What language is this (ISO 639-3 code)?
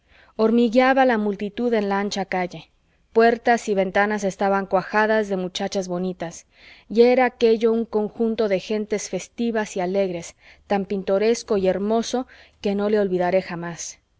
spa